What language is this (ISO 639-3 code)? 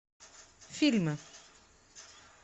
rus